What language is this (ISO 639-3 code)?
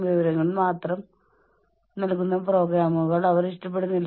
mal